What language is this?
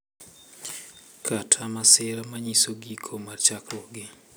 Luo (Kenya and Tanzania)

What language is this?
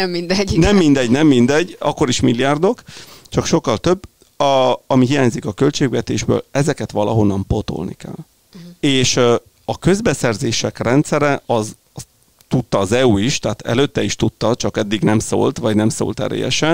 Hungarian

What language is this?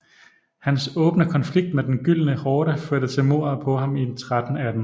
Danish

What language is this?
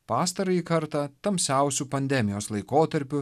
Lithuanian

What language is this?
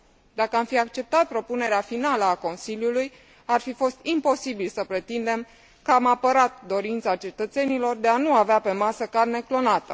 Romanian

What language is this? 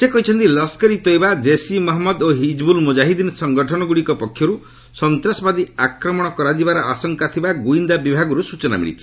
Odia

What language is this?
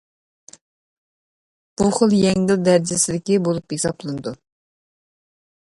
Uyghur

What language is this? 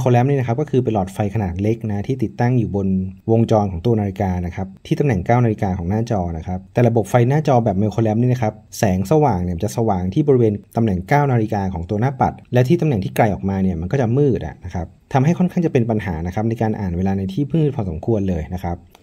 Thai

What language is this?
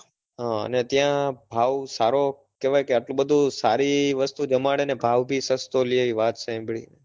Gujarati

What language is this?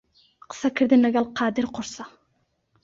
Central Kurdish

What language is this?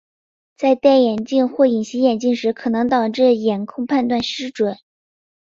Chinese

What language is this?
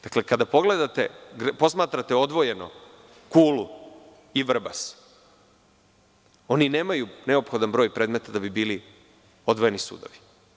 Serbian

